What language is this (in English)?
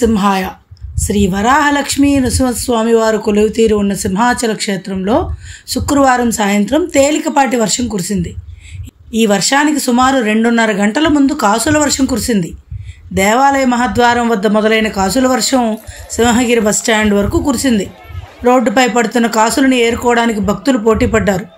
Arabic